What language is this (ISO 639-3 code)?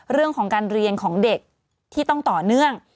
tha